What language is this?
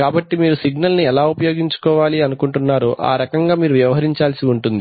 Telugu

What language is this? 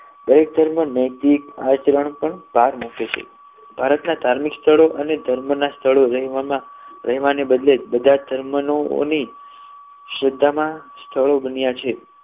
Gujarati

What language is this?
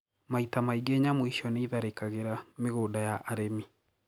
Kikuyu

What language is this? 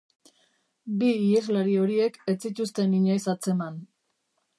Basque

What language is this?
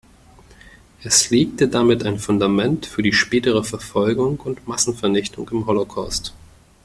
German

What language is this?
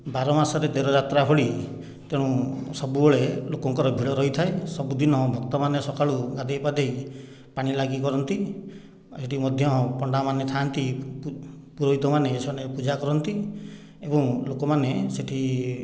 Odia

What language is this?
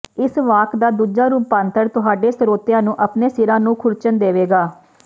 Punjabi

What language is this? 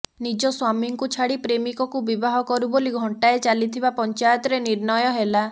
Odia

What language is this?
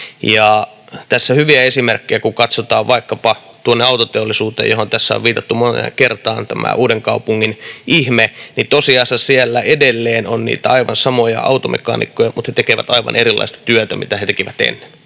Finnish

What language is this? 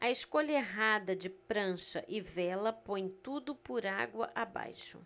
Portuguese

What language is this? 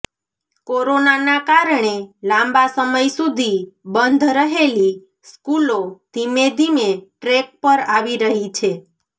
Gujarati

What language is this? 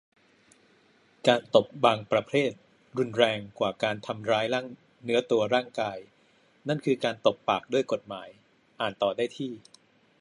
Thai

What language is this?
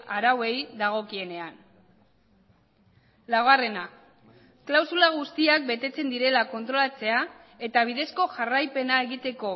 Basque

